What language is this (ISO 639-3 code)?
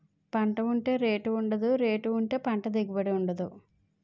tel